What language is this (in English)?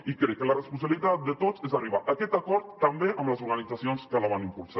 Catalan